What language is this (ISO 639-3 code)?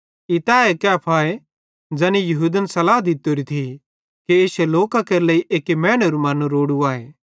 bhd